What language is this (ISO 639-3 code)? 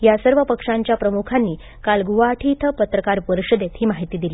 mar